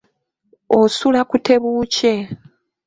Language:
Ganda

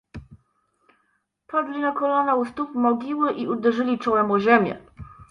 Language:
Polish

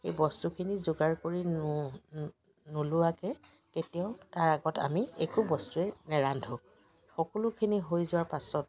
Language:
Assamese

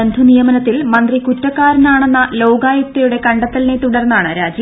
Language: Malayalam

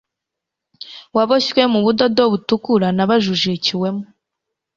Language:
Kinyarwanda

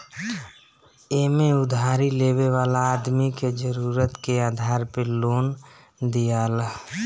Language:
Bhojpuri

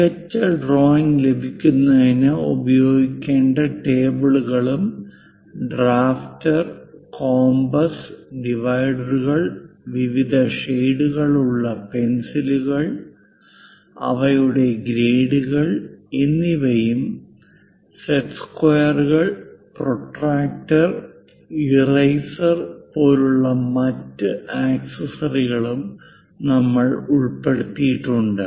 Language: Malayalam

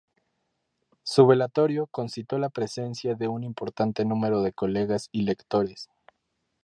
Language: Spanish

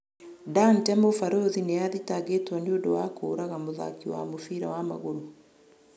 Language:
Kikuyu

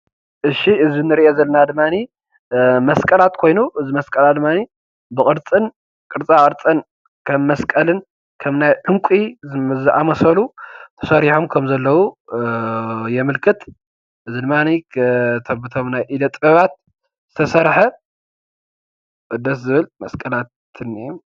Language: Tigrinya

